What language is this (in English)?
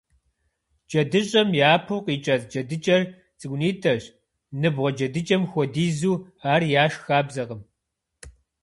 Kabardian